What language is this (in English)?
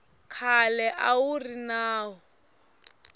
Tsonga